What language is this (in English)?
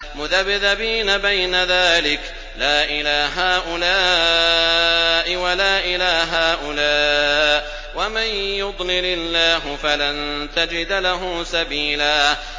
Arabic